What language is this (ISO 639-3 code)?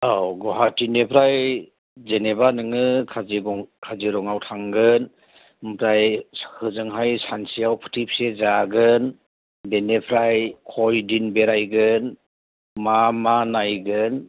brx